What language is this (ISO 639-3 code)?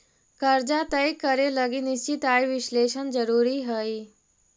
mag